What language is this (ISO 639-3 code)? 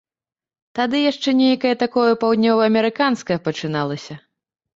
bel